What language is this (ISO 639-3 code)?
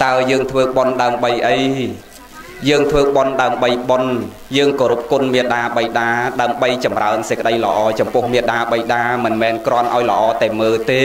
vie